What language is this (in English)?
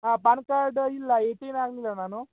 Kannada